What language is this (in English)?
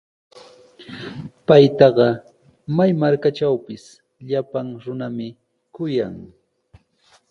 Sihuas Ancash Quechua